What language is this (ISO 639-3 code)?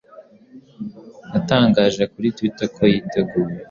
kin